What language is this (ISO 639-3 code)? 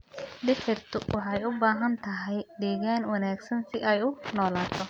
som